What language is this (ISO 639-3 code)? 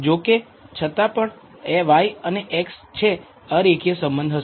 guj